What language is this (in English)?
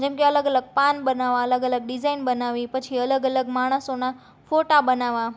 Gujarati